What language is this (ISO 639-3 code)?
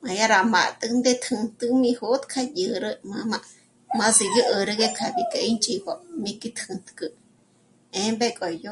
mmc